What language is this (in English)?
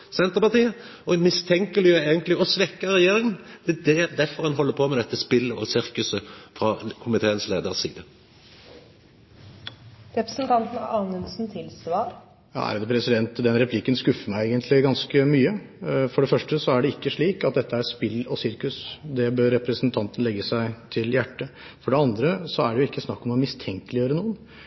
Norwegian